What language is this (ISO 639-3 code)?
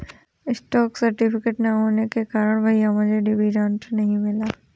hin